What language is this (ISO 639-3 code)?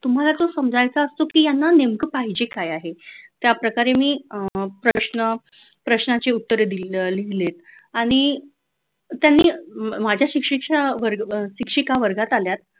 mar